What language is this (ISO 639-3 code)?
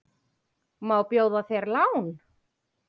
isl